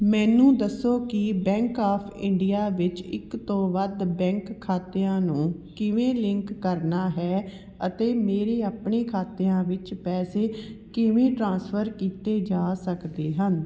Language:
Punjabi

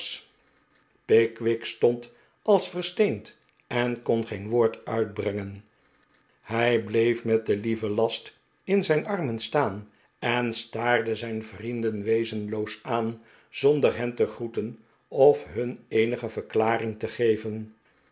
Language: Dutch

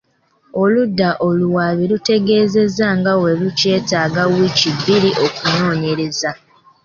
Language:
Ganda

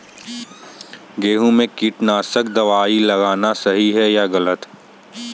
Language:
Hindi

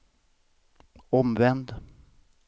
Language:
Swedish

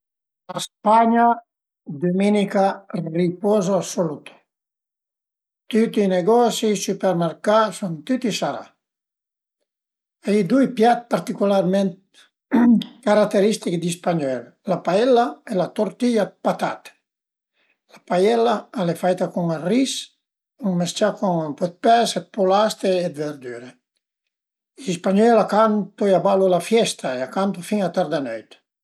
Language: Piedmontese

